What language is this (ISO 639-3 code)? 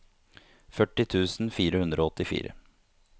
nor